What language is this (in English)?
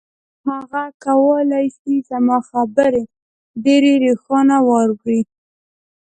Pashto